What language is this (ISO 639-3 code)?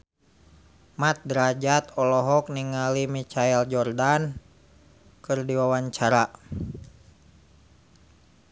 sun